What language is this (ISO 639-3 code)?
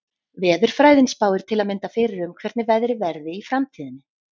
isl